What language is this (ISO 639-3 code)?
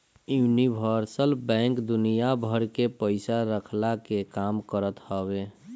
bho